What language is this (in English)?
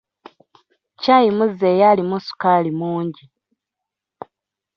Ganda